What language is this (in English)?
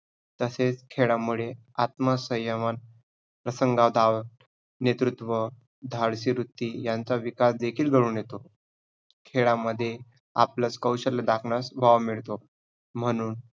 Marathi